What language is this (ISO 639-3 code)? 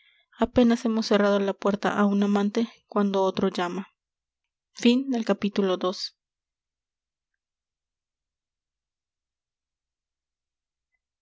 spa